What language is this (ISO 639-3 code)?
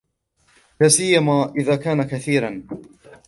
ara